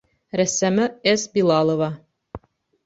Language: Bashkir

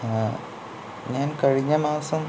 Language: Malayalam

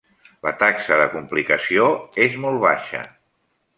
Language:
Catalan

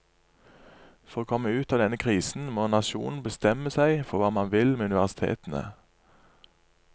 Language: Norwegian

